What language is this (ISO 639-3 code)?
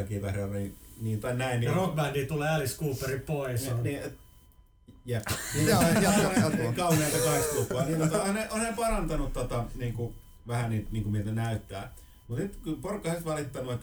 fin